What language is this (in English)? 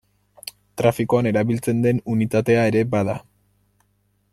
Basque